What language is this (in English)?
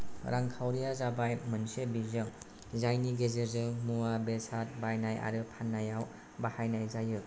Bodo